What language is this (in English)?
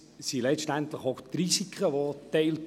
Swiss German